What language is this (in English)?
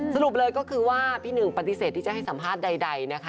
Thai